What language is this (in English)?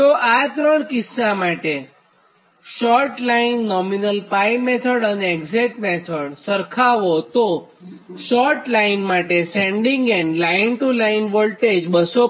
Gujarati